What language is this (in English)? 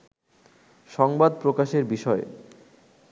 Bangla